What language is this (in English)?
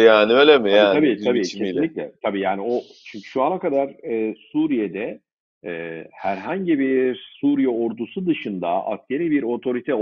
Turkish